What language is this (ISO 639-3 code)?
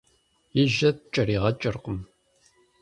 kbd